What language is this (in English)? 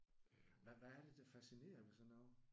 Danish